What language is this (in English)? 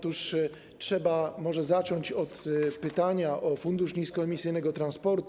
Polish